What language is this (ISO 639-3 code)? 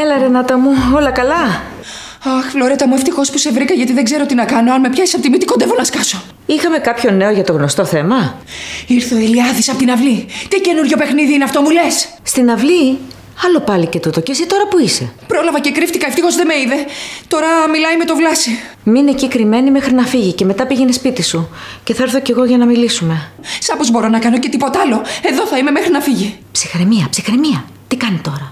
ell